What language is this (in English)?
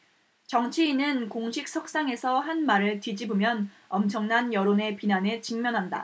Korean